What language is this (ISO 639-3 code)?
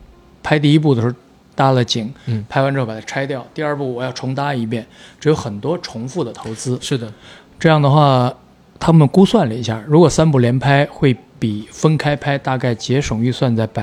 zho